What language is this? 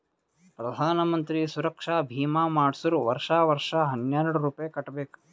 Kannada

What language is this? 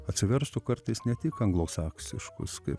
Lithuanian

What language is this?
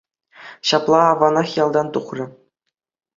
Chuvash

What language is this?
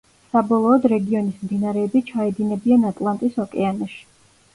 Georgian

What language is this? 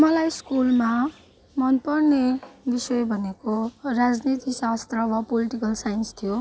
Nepali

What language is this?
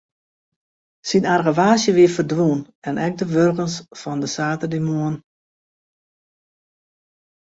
Western Frisian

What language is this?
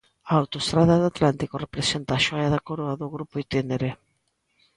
Galician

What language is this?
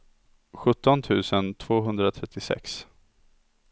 Swedish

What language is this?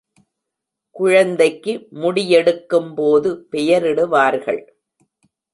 Tamil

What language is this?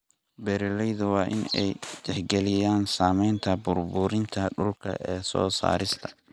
Somali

